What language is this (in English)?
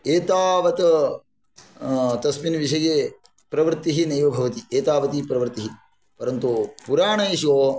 Sanskrit